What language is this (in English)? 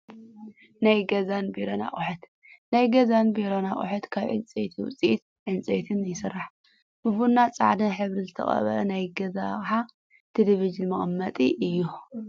Tigrinya